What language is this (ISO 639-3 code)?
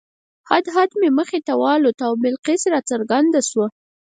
pus